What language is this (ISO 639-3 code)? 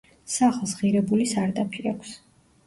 kat